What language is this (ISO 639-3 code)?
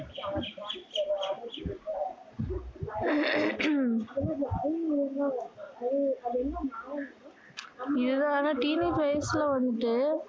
tam